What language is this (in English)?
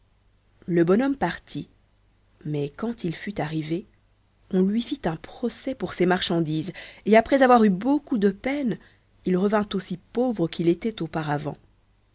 French